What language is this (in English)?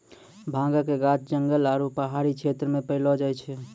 Maithili